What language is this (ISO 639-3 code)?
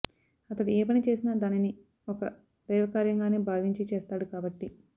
tel